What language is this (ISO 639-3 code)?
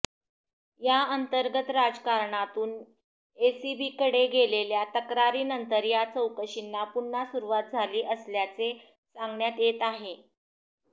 mar